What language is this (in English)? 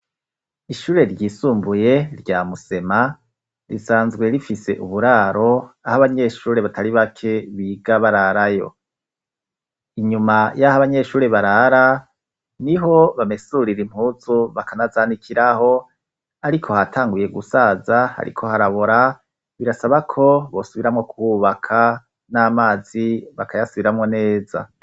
Rundi